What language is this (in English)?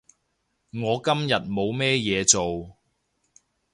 Cantonese